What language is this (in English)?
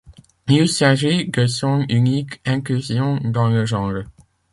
French